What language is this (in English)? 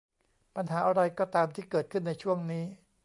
Thai